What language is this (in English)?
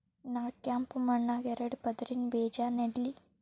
Kannada